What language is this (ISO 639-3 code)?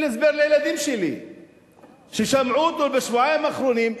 heb